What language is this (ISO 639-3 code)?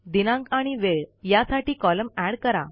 mar